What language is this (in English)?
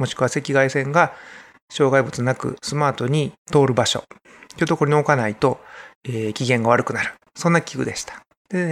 Japanese